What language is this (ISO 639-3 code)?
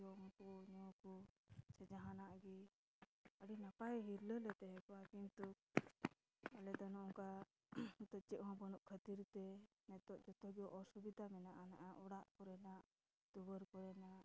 sat